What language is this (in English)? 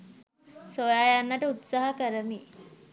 Sinhala